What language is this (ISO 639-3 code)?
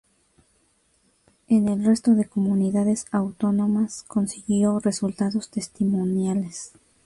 spa